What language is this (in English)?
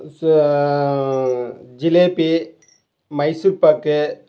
Tamil